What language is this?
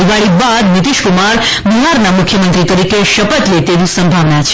Gujarati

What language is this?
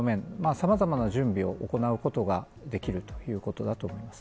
Japanese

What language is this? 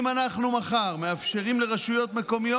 Hebrew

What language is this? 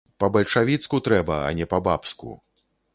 Belarusian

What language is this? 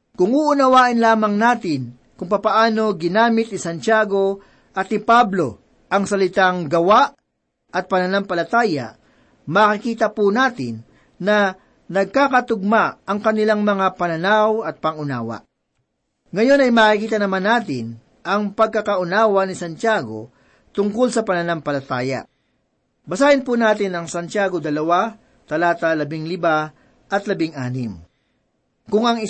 Filipino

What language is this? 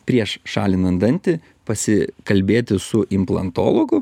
Lithuanian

